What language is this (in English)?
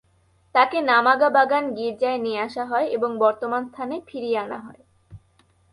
Bangla